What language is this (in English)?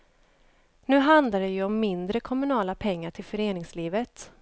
Swedish